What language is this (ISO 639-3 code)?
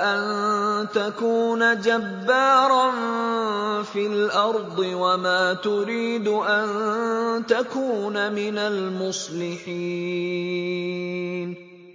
ara